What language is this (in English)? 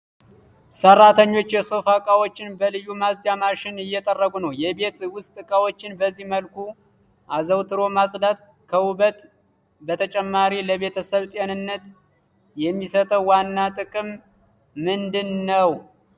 Amharic